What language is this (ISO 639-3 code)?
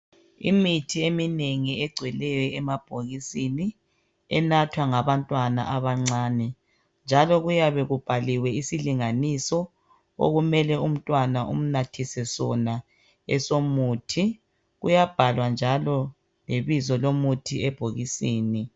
nde